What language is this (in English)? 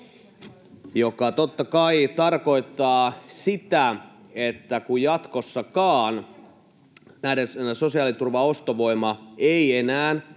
Finnish